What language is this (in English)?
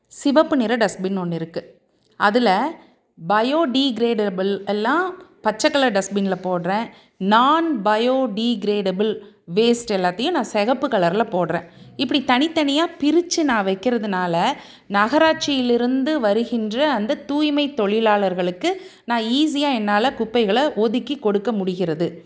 Tamil